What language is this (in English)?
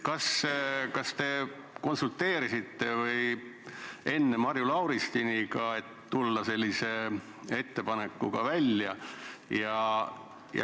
Estonian